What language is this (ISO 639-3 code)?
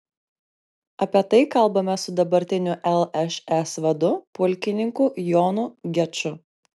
lit